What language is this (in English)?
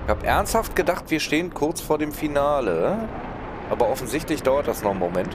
German